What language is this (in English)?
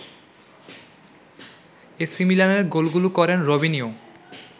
Bangla